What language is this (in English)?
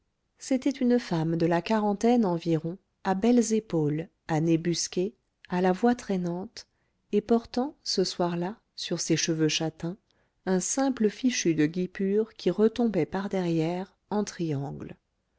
French